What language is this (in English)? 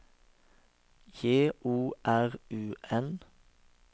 Norwegian